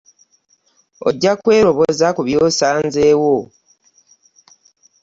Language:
Ganda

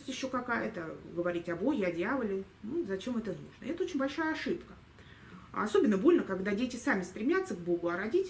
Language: Russian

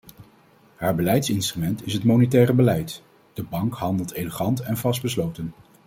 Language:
Dutch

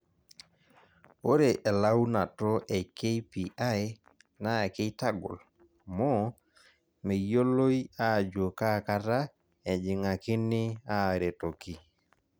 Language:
Masai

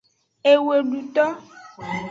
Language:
Aja (Benin)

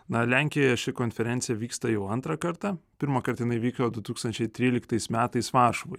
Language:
Lithuanian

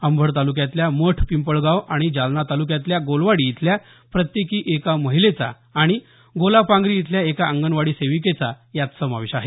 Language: Marathi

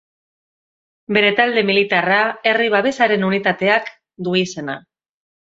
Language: Basque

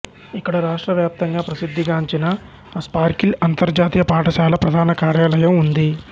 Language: Telugu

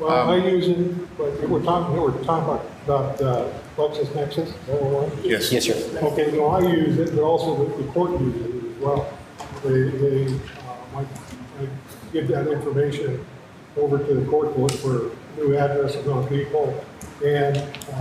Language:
English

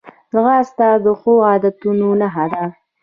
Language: Pashto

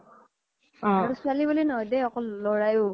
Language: Assamese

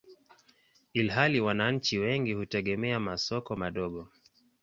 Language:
Swahili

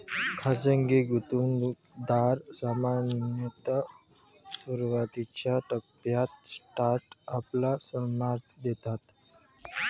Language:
Marathi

